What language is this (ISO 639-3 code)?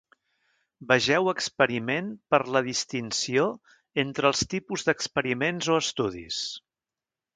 cat